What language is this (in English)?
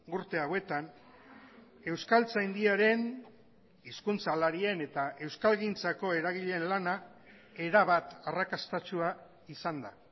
Basque